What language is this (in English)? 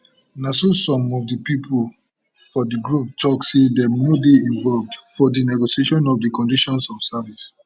Nigerian Pidgin